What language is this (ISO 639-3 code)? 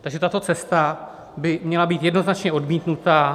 ces